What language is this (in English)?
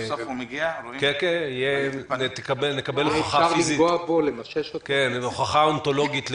Hebrew